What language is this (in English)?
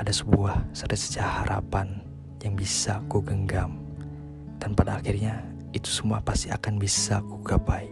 Indonesian